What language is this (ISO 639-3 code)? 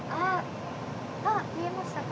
jpn